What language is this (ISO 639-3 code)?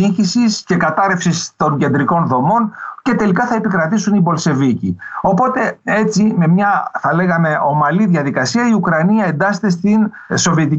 ell